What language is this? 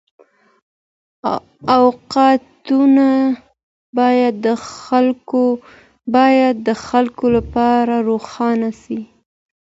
Pashto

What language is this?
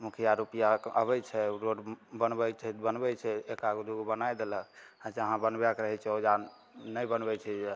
Maithili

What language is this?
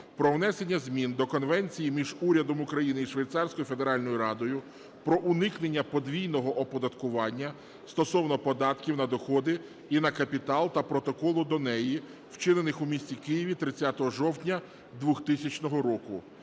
Ukrainian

